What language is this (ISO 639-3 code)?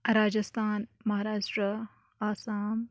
kas